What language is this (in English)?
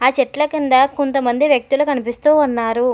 Telugu